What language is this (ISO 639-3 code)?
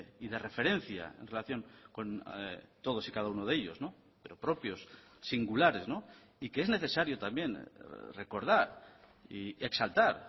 spa